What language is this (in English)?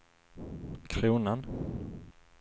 Swedish